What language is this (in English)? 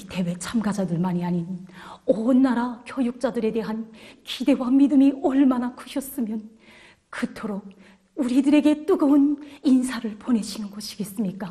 Korean